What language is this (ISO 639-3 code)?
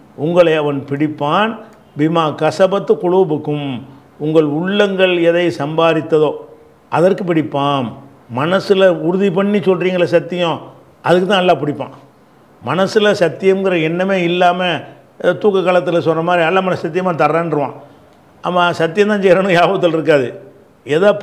ita